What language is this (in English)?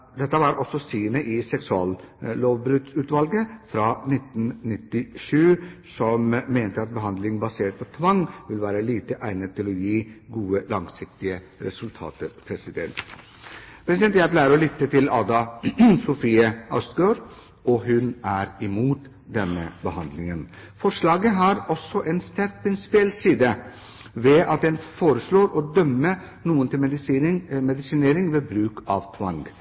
Norwegian Bokmål